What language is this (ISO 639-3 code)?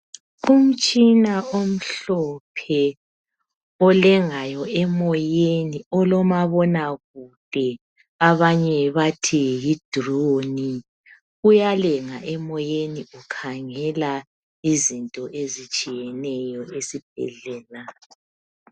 nde